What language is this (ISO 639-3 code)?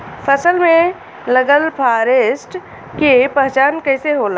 bho